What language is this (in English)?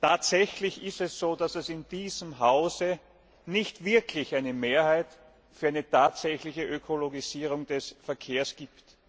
German